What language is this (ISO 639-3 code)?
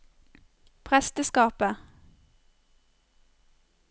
nor